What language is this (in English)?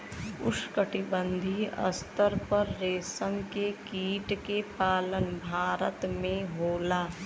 Bhojpuri